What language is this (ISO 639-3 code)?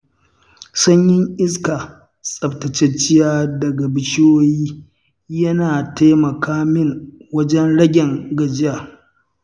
hau